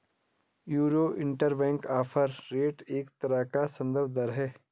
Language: Hindi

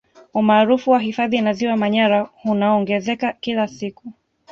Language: Swahili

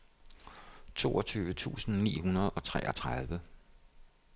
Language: Danish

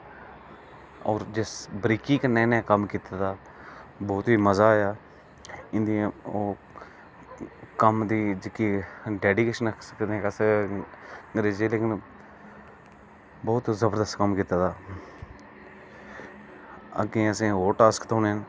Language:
Dogri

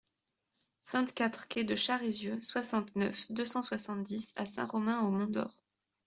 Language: French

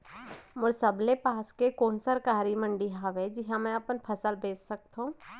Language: Chhattisgarhi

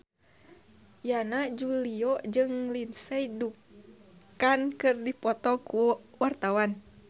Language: Sundanese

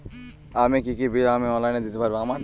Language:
Bangla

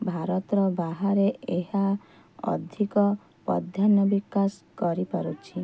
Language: Odia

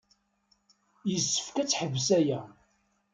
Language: Kabyle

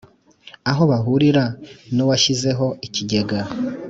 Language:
Kinyarwanda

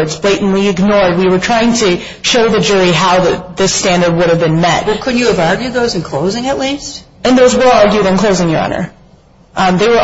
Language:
English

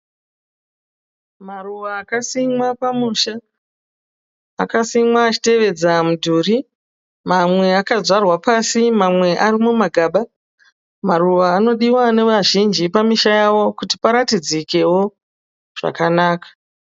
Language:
Shona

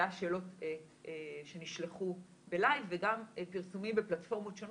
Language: Hebrew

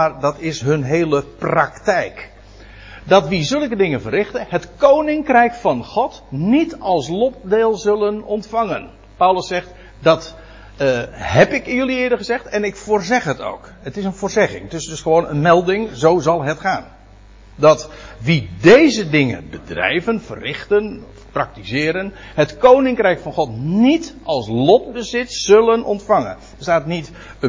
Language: Dutch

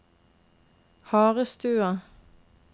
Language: Norwegian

